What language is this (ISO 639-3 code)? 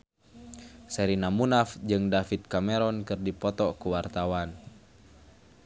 sun